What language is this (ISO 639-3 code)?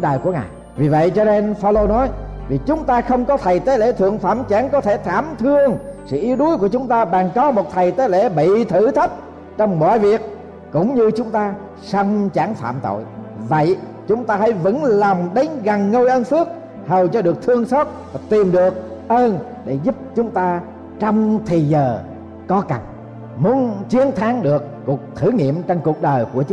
vie